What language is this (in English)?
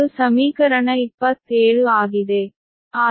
Kannada